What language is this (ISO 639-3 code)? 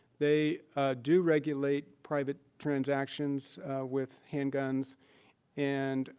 eng